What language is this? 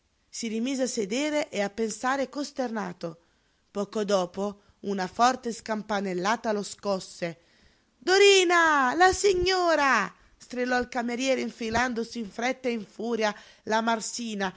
Italian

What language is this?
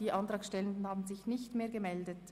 Swiss German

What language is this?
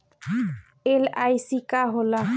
Bhojpuri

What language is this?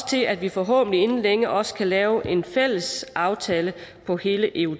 Danish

